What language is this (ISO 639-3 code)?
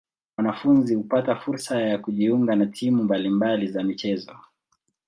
swa